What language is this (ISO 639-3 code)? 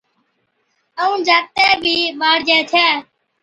odk